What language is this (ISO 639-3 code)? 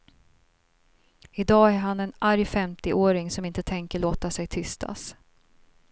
swe